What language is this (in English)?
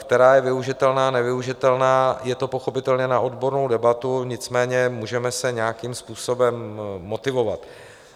Czech